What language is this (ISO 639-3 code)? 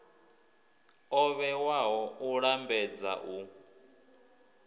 ven